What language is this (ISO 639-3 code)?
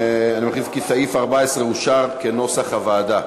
heb